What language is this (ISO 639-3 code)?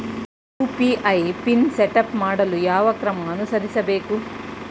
kan